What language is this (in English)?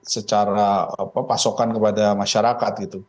Indonesian